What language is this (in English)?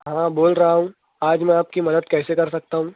Urdu